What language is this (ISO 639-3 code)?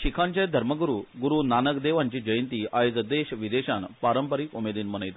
kok